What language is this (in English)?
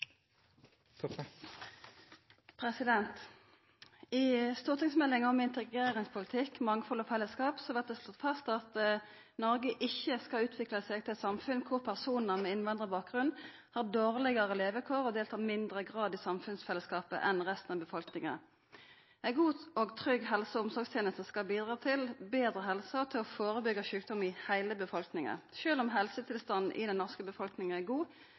Norwegian